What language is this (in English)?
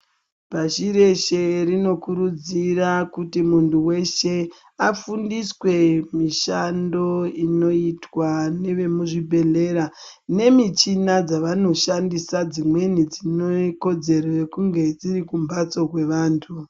Ndau